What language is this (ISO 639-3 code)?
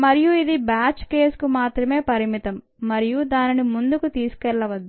tel